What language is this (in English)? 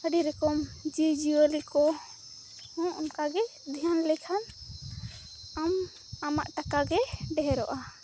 Santali